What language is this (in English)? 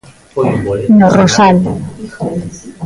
Galician